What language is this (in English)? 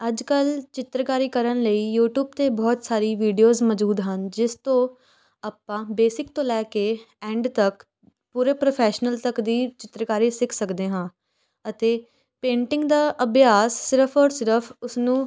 Punjabi